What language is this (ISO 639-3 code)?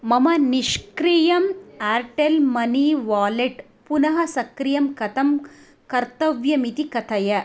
san